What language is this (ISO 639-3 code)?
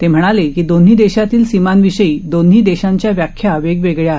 mar